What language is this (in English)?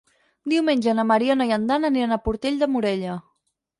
Catalan